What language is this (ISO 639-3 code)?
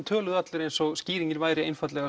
isl